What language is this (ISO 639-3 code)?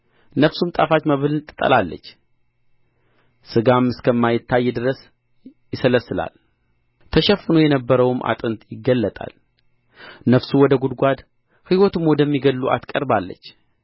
amh